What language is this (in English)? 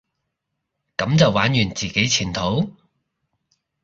Cantonese